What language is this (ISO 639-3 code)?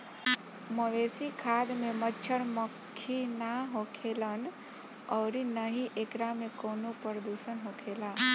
bho